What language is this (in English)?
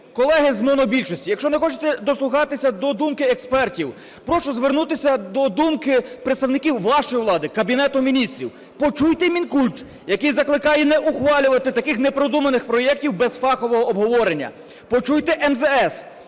Ukrainian